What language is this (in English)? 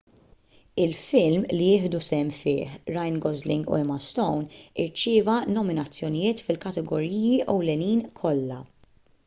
Maltese